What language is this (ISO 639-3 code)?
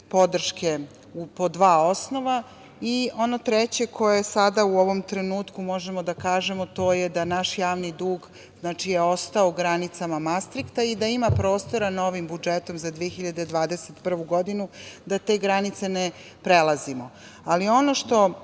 srp